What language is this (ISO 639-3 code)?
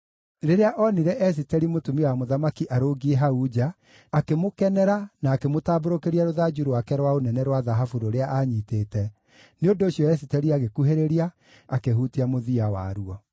kik